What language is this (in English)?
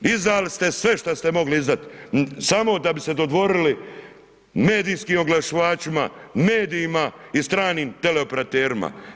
Croatian